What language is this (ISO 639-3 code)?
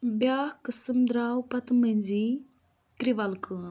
kas